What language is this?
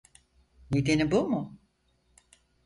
Turkish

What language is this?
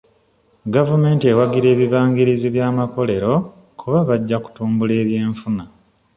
Ganda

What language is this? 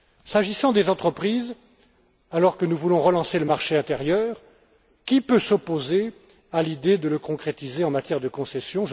French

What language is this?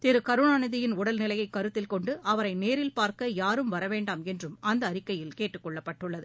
Tamil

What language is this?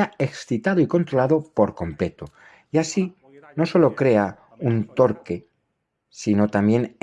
Spanish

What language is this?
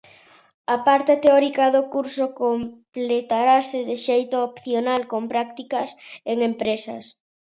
Galician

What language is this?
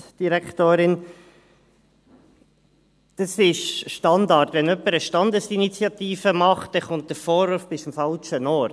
Swiss German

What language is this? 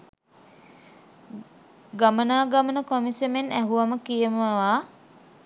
Sinhala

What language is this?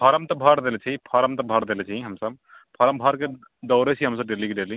Maithili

